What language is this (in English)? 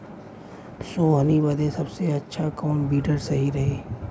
Bhojpuri